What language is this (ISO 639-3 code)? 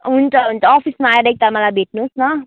nep